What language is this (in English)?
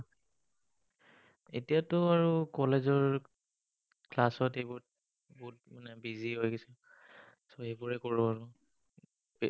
Assamese